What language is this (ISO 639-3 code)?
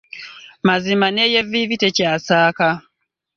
lug